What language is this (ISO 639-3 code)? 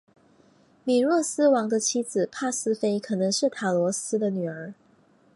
zho